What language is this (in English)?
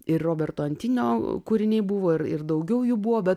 Lithuanian